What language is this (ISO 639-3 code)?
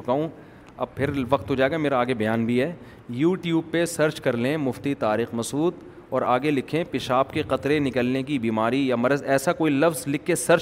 urd